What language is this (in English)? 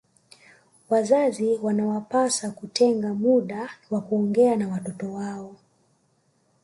Swahili